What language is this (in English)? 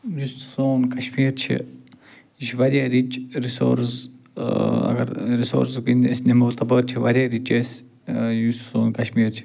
Kashmiri